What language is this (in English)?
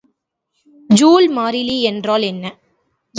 Tamil